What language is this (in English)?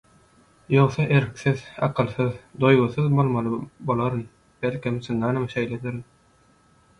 Turkmen